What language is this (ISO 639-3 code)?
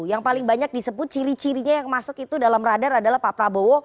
ind